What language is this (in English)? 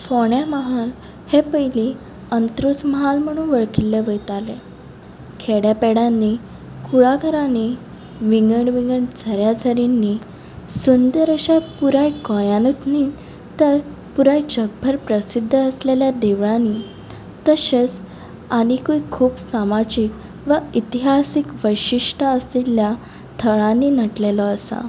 Konkani